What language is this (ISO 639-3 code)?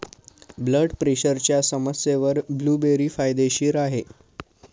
mar